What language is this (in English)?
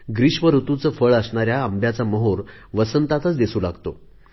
Marathi